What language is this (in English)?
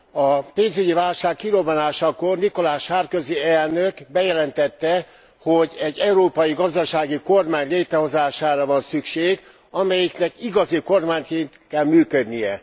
Hungarian